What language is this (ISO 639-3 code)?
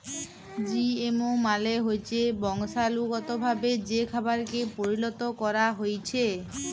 ben